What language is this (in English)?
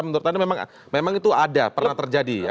Indonesian